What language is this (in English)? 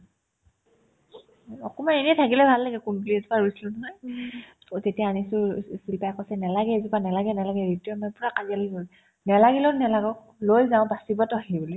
Assamese